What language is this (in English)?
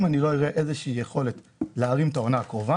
Hebrew